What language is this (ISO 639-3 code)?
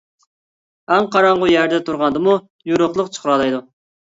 uig